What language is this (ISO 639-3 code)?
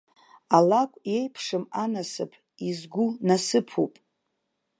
abk